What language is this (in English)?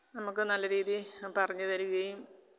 Malayalam